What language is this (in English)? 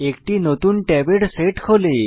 Bangla